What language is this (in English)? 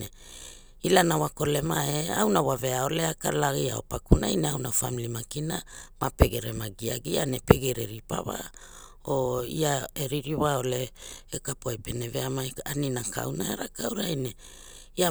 Hula